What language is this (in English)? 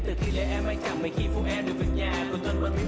Vietnamese